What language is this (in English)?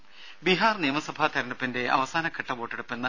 Malayalam